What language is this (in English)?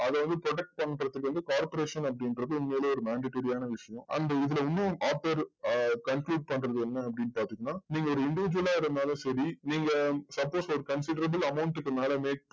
Tamil